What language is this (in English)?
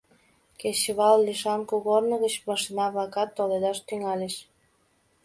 Mari